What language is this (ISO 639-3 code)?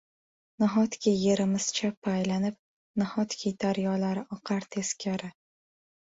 uzb